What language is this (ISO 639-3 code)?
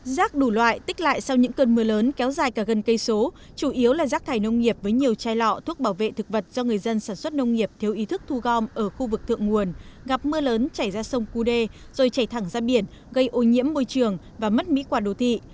vie